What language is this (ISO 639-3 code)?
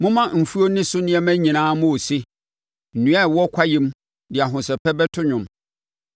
aka